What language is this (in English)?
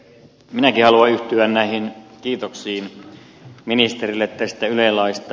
Finnish